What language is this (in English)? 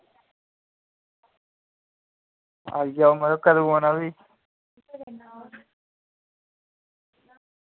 Dogri